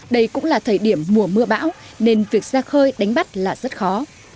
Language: Vietnamese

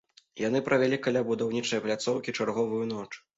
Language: Belarusian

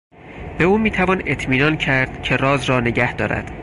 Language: Persian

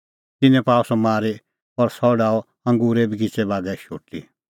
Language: Kullu Pahari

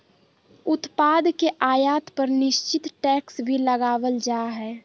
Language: Magahi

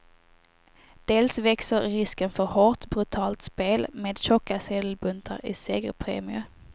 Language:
Swedish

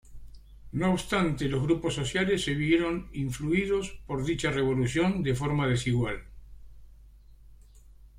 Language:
Spanish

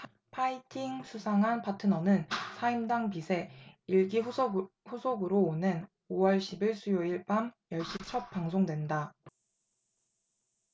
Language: Korean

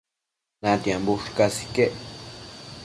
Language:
Matsés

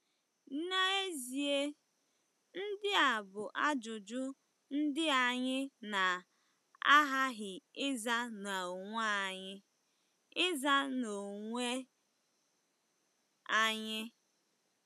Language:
Igbo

